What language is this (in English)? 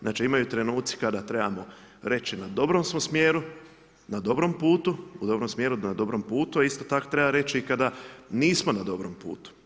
Croatian